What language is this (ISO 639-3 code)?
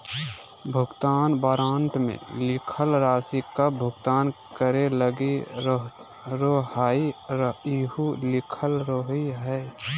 mag